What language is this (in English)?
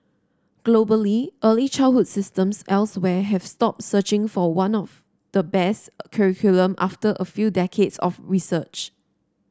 English